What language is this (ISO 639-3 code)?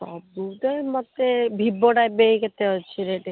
ori